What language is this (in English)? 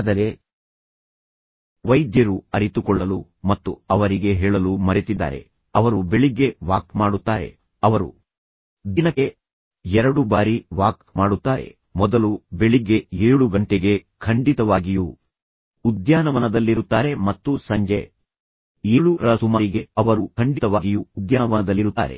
Kannada